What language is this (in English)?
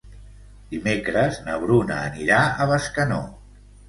Catalan